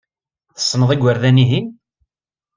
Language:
Kabyle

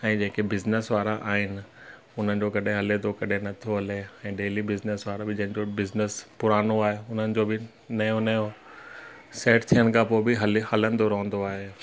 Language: Sindhi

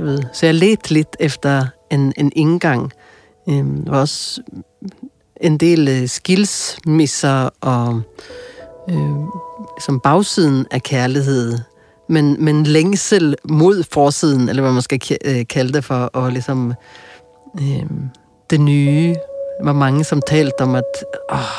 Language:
Danish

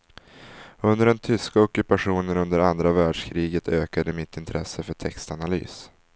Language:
Swedish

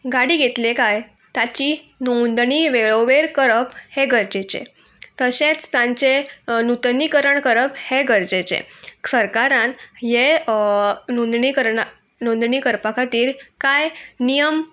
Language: Konkani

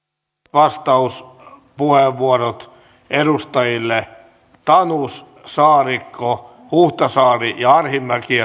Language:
Finnish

